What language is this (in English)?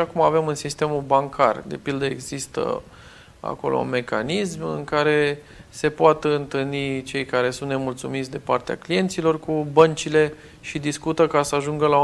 Romanian